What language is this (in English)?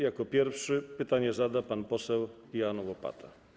Polish